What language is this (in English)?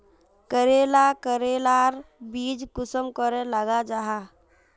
Magahi